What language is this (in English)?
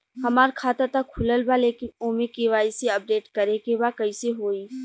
Bhojpuri